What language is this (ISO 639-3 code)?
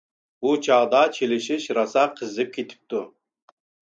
uig